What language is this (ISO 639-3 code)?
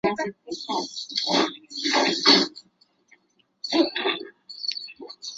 zho